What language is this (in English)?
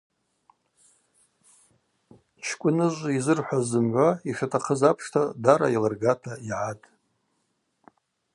Abaza